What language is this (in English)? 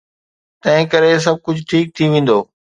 Sindhi